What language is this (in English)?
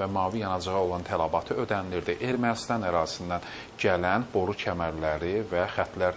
Dutch